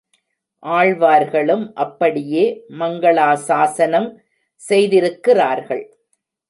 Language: Tamil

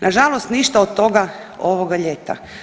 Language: Croatian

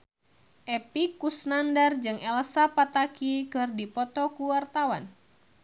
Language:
Sundanese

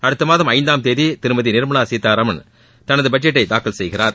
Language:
Tamil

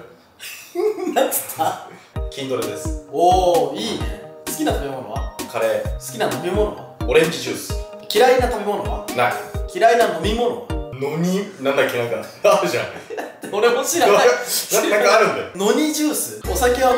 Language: Japanese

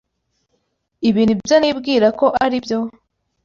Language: Kinyarwanda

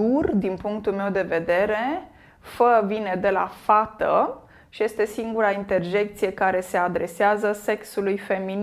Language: Romanian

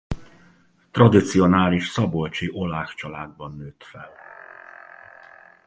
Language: Hungarian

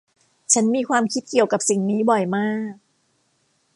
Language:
Thai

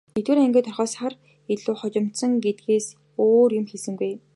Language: Mongolian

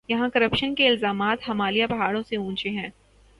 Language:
Urdu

